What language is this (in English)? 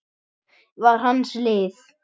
Icelandic